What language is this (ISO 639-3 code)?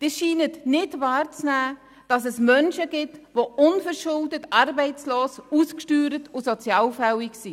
gsw